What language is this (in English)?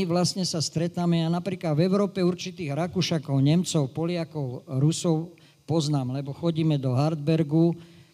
Slovak